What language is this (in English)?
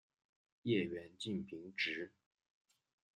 Chinese